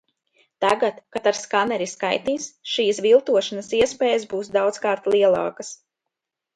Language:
Latvian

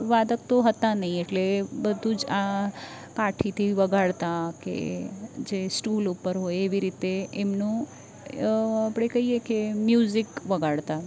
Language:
Gujarati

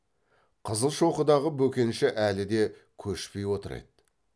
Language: Kazakh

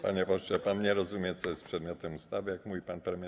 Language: Polish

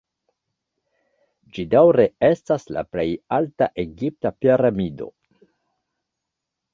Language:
Esperanto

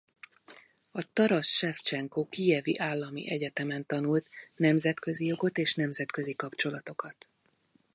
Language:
Hungarian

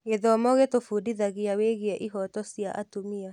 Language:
Kikuyu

